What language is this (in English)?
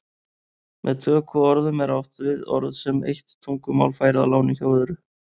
Icelandic